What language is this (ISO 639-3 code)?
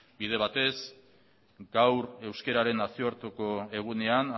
eus